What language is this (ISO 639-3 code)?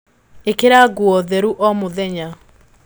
kik